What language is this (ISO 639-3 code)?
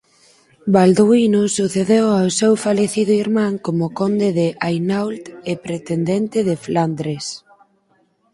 glg